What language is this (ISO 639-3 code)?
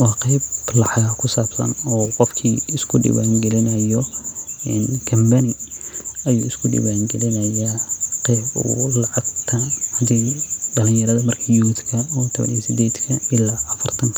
som